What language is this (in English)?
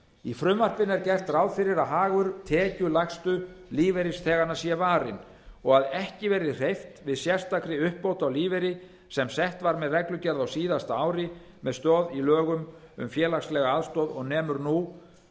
Icelandic